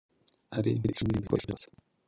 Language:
Kinyarwanda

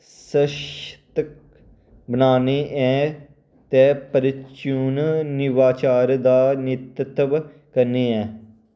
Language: Dogri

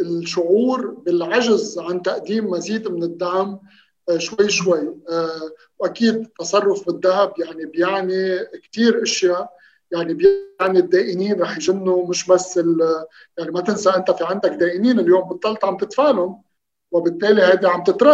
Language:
Arabic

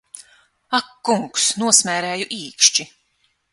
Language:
Latvian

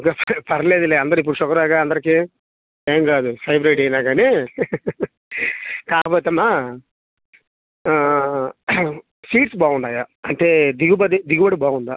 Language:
Telugu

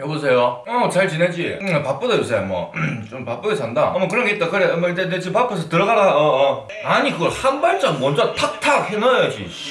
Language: Korean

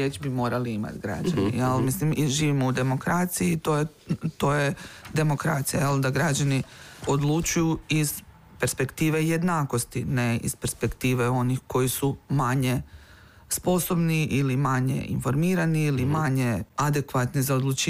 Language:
Croatian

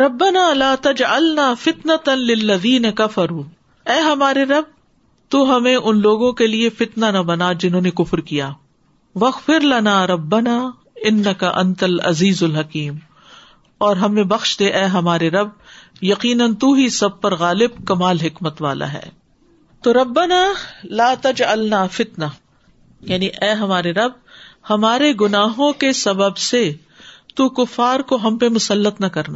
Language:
Urdu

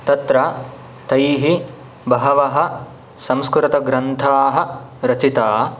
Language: Sanskrit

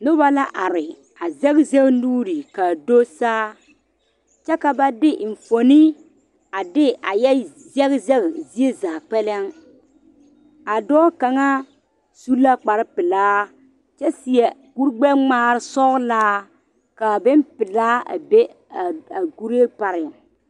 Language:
Southern Dagaare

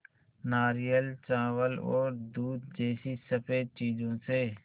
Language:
Hindi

